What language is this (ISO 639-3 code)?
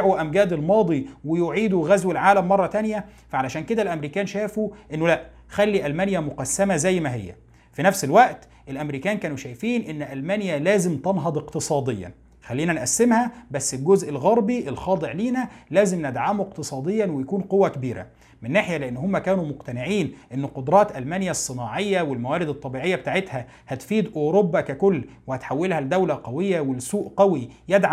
ara